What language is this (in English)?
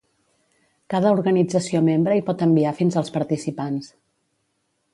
Catalan